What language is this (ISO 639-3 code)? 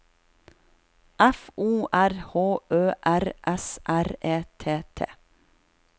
nor